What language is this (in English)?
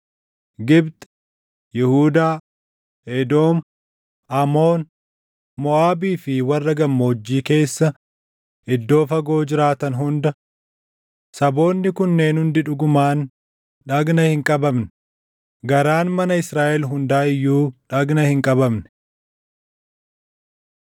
Oromo